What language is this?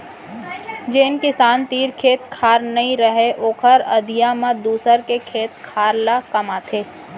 Chhattisgarhi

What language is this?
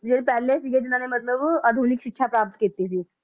Punjabi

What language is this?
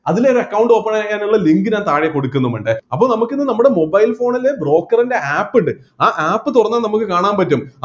Malayalam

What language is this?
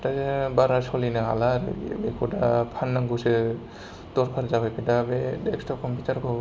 Bodo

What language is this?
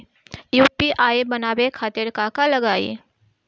Bhojpuri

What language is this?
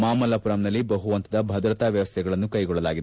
Kannada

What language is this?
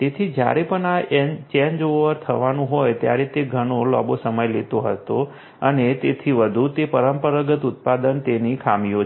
Gujarati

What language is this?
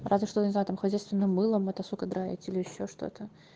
Russian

